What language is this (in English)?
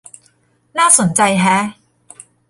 Thai